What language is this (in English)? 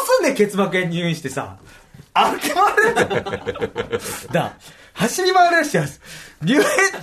Japanese